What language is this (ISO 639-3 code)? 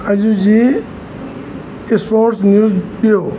snd